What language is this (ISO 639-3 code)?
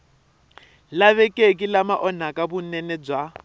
tso